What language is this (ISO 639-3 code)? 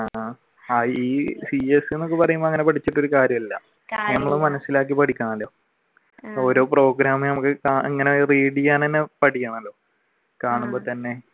mal